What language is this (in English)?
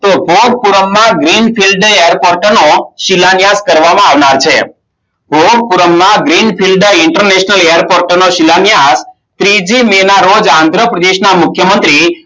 Gujarati